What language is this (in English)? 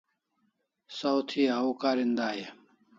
Kalasha